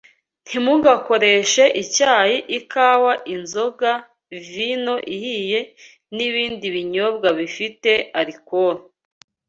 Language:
Kinyarwanda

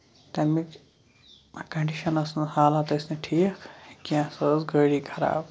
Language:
Kashmiri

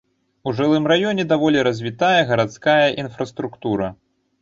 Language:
Belarusian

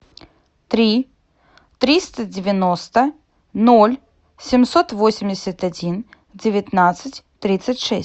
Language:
Russian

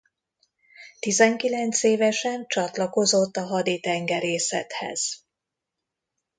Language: Hungarian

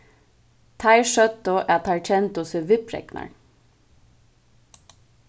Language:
Faroese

